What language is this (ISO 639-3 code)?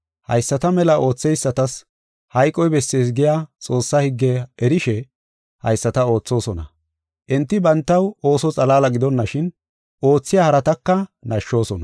gof